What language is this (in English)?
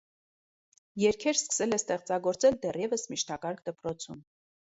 Armenian